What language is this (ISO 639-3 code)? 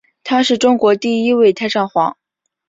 zho